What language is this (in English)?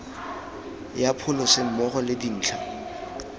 Tswana